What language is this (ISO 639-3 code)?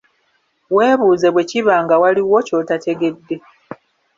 lug